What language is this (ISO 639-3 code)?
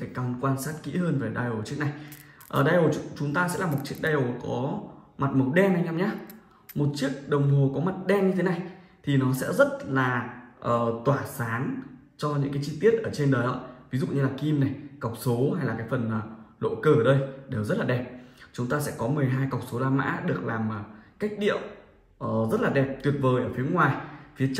vie